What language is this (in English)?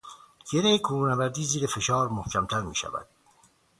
Persian